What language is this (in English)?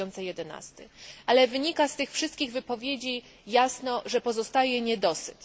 Polish